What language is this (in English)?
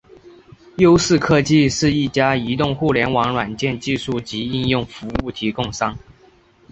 Chinese